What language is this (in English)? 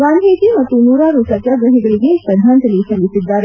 Kannada